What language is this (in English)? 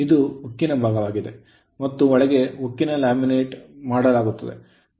Kannada